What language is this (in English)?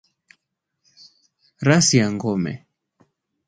Swahili